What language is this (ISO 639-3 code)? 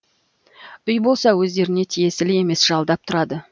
kaz